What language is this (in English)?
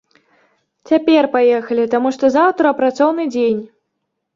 Belarusian